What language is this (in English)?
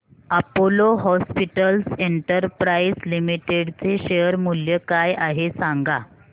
Marathi